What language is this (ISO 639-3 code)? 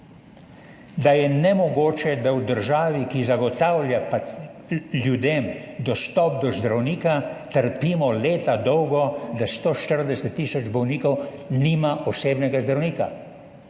slv